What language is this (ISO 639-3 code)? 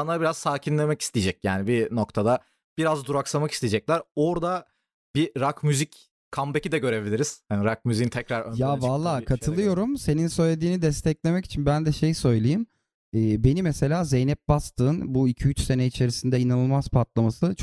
tur